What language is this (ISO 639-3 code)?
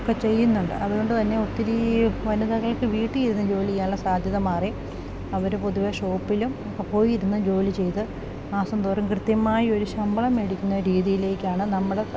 mal